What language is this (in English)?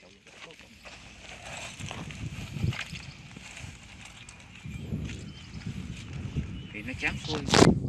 Vietnamese